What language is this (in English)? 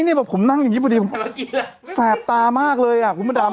Thai